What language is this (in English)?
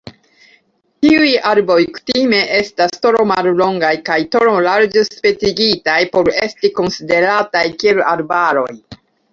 Esperanto